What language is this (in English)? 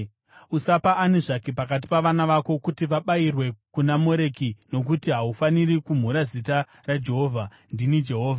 Shona